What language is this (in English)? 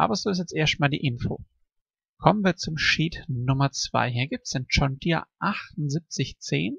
German